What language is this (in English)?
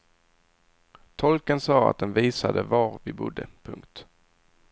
Swedish